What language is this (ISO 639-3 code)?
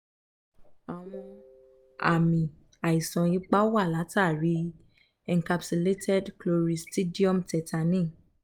yor